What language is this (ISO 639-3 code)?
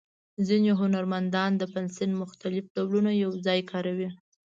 pus